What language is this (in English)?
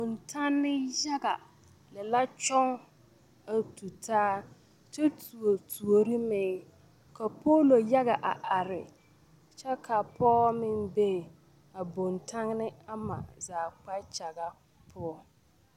Southern Dagaare